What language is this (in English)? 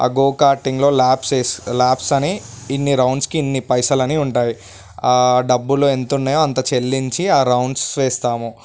Telugu